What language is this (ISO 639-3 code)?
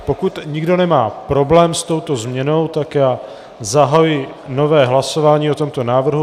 ces